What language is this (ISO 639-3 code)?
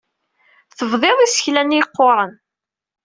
kab